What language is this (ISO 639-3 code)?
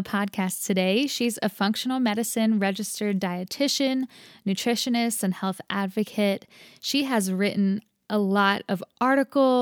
eng